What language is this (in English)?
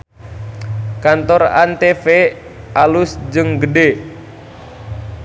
Sundanese